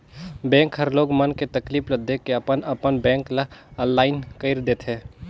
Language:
Chhattisgarhi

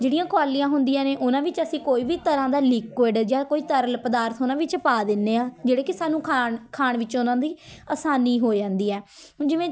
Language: Punjabi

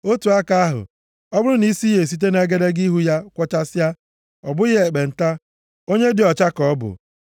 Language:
Igbo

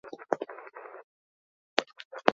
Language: Basque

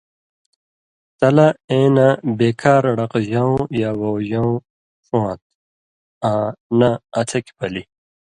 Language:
Indus Kohistani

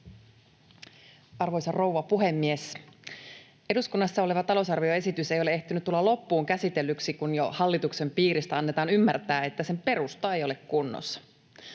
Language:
Finnish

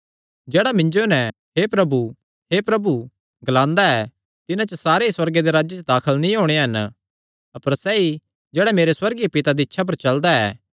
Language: Kangri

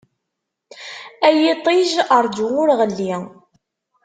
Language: Kabyle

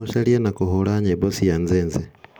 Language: Kikuyu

